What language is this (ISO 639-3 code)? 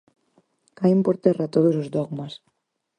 glg